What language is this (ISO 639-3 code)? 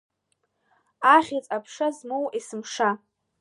abk